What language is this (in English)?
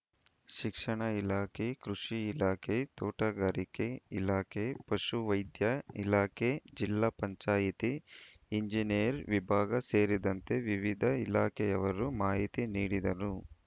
Kannada